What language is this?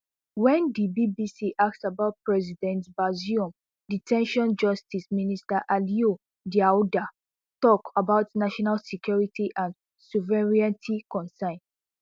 Nigerian Pidgin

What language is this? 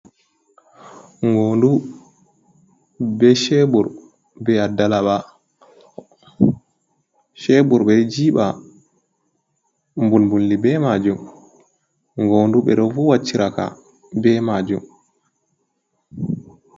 Fula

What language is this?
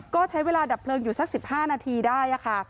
Thai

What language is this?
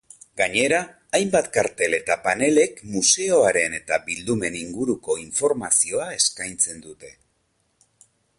Basque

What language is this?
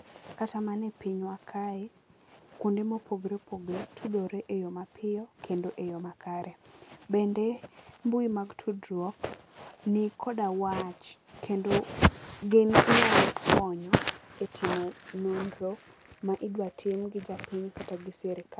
Luo (Kenya and Tanzania)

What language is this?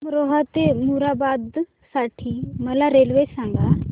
Marathi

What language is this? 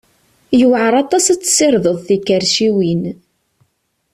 Kabyle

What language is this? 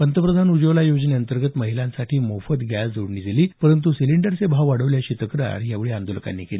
Marathi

